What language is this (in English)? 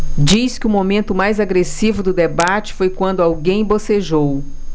Portuguese